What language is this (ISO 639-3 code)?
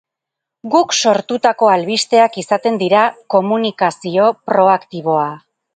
eus